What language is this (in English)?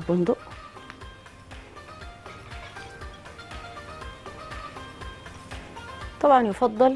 Arabic